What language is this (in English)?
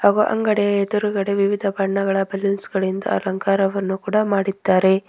Kannada